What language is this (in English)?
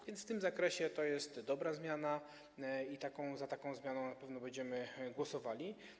Polish